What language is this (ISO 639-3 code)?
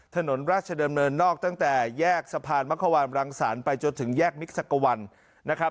tha